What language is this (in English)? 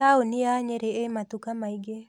Kikuyu